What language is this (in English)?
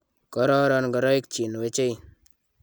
Kalenjin